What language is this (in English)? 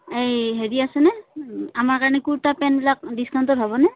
Assamese